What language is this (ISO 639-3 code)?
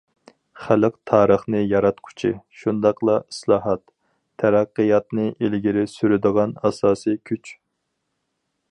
uig